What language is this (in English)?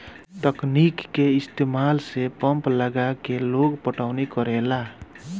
Bhojpuri